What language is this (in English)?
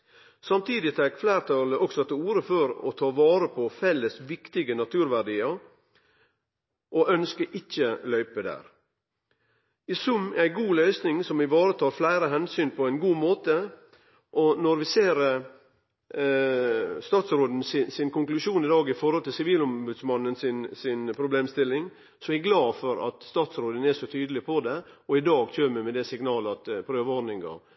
Norwegian Nynorsk